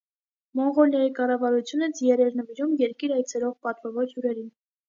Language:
Armenian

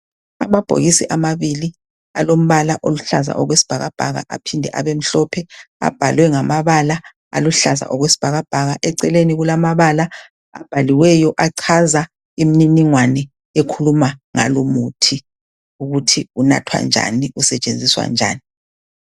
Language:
North Ndebele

